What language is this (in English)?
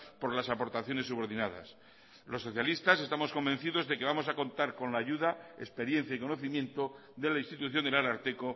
Spanish